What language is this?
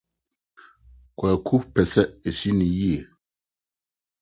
Akan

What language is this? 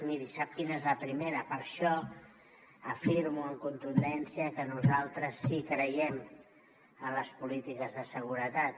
Catalan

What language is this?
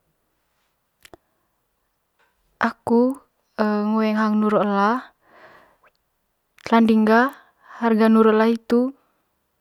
Manggarai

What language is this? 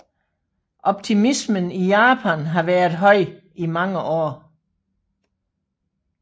Danish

